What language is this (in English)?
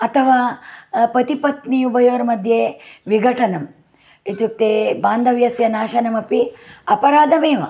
Sanskrit